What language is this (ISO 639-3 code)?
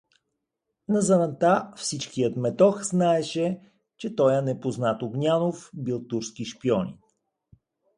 bul